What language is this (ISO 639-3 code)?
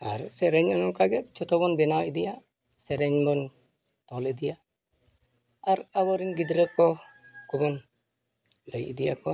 sat